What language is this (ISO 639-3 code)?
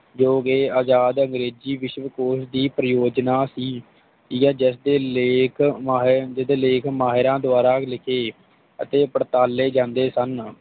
pan